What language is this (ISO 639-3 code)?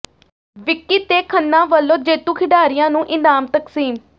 pan